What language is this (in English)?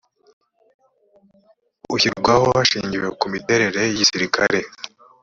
Kinyarwanda